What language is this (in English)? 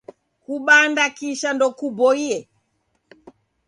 Taita